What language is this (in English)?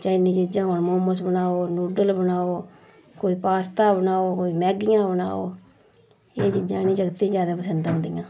Dogri